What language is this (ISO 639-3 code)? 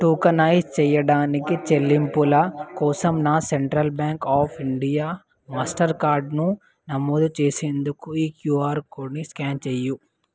tel